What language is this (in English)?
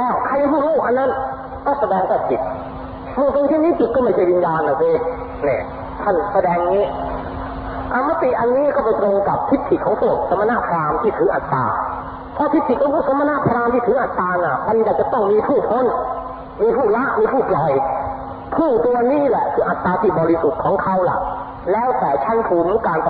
Thai